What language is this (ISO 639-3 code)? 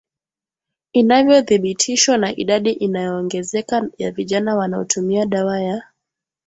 swa